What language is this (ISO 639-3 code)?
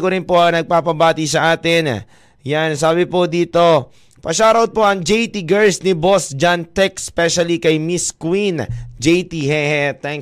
fil